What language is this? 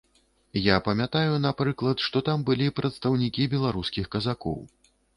Belarusian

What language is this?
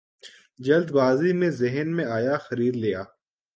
Urdu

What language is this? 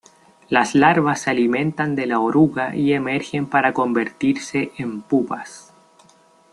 Spanish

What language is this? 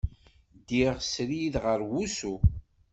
Kabyle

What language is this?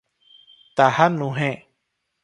Odia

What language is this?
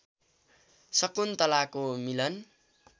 Nepali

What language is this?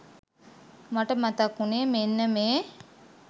Sinhala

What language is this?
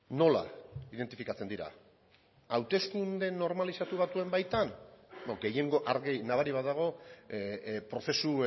Basque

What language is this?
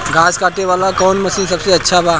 Bhojpuri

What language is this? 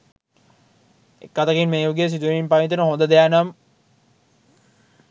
Sinhala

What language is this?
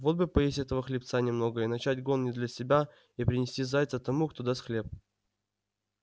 Russian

